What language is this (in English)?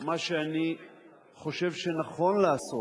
Hebrew